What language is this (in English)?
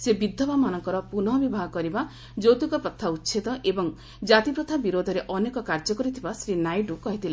Odia